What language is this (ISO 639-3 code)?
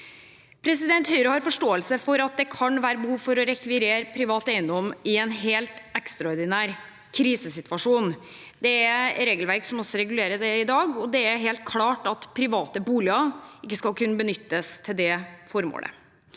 nor